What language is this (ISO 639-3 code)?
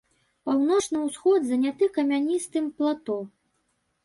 bel